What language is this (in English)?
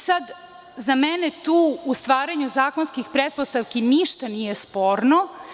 Serbian